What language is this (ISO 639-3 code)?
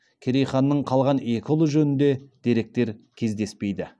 kaz